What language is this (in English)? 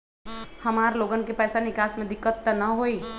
Magahi